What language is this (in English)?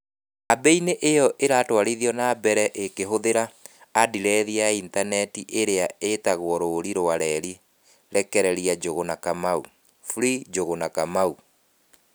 Kikuyu